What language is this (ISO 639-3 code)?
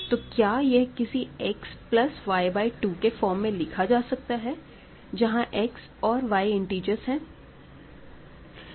hin